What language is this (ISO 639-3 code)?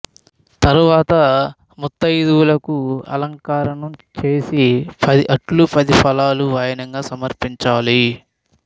tel